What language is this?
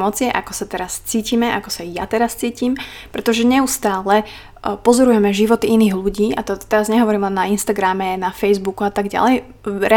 Slovak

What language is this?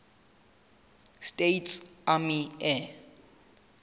Southern Sotho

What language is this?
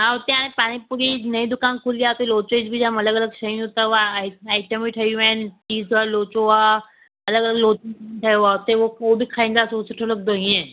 Sindhi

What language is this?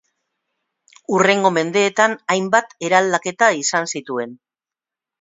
Basque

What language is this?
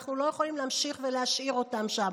Hebrew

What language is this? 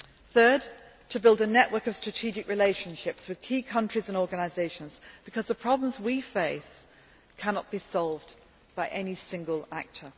English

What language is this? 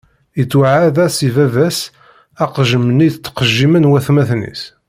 Kabyle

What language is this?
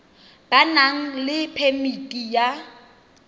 Tswana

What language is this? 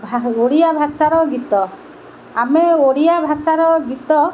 Odia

